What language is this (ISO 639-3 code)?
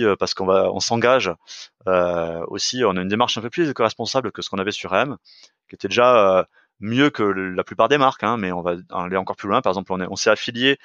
fra